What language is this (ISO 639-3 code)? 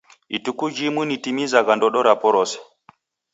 dav